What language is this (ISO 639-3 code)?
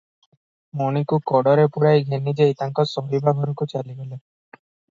ori